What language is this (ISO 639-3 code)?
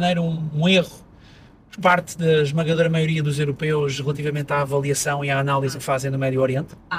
por